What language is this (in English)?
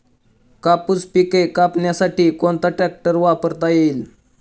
Marathi